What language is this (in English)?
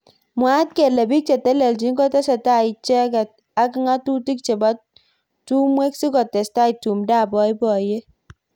Kalenjin